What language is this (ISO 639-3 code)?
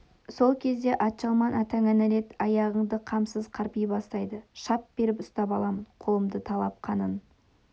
kaz